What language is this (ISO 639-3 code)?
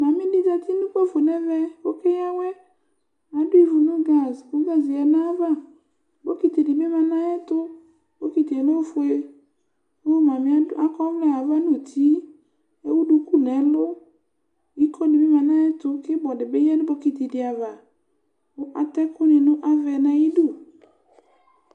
kpo